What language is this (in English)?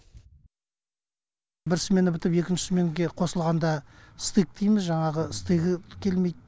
Kazakh